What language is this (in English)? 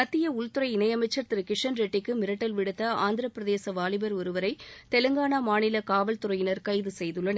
Tamil